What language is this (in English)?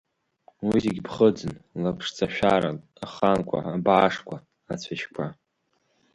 Abkhazian